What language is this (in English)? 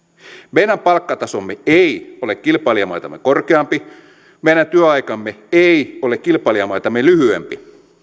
Finnish